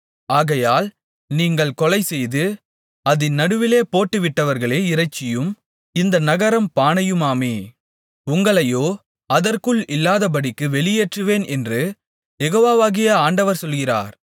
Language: Tamil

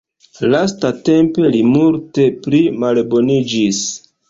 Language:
Esperanto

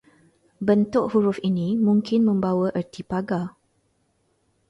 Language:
Malay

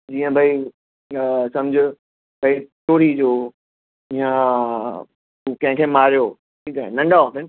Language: Sindhi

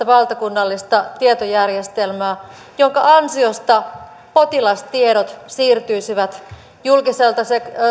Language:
Finnish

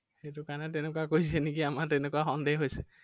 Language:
Assamese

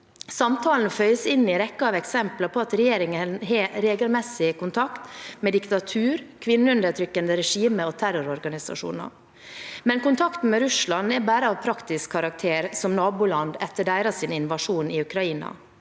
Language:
Norwegian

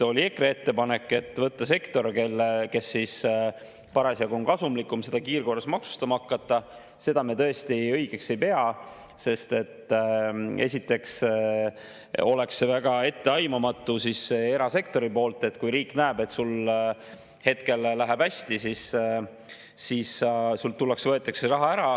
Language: Estonian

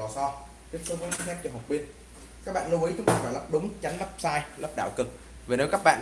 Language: Vietnamese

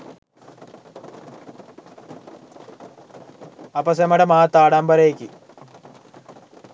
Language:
Sinhala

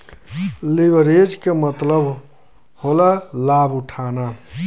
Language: Bhojpuri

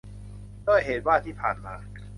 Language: Thai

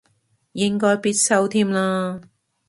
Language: Cantonese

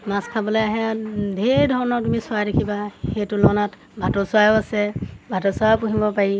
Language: Assamese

